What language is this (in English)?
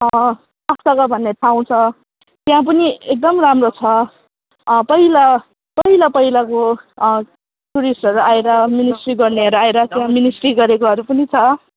Nepali